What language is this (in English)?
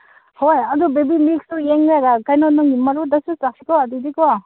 Manipuri